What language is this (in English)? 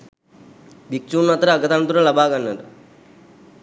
Sinhala